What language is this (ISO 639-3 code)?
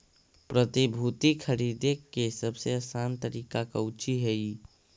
mag